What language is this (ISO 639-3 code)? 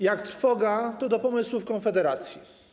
pol